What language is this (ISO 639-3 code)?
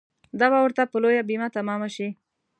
pus